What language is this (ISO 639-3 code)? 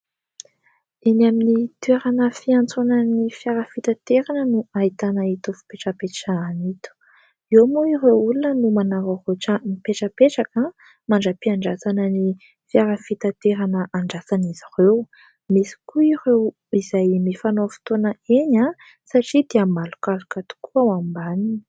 mlg